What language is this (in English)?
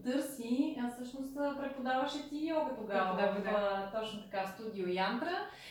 Bulgarian